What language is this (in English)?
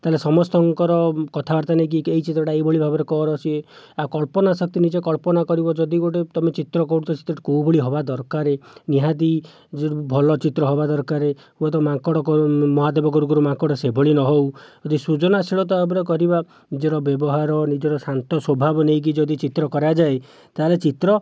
Odia